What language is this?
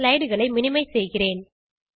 Tamil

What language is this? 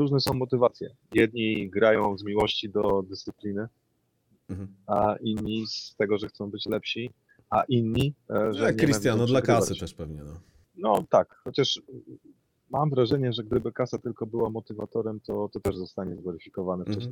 Polish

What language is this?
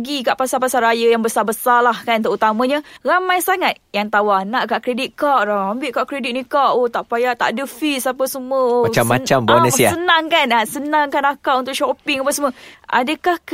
Malay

